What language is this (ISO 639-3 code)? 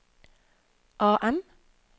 nor